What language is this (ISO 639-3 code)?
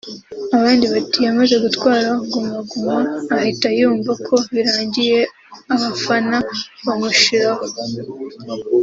kin